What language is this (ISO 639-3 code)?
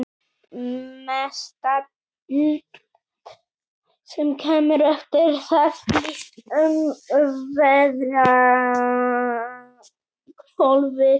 isl